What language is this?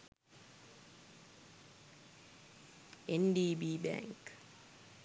Sinhala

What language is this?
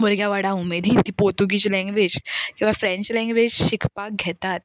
Konkani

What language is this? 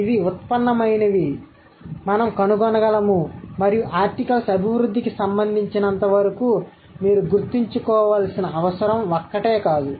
Telugu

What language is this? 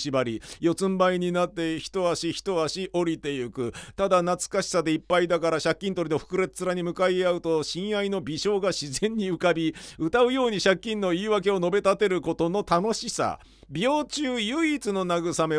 Japanese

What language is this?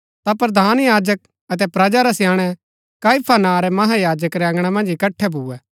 Gaddi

